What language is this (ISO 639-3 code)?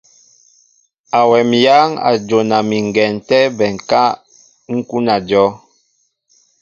mbo